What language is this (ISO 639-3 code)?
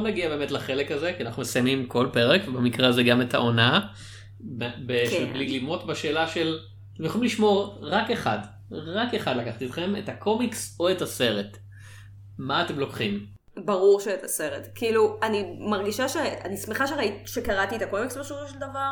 heb